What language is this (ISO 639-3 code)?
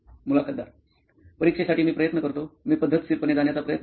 mar